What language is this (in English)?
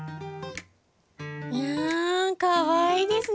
Japanese